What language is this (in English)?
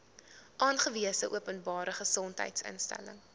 Afrikaans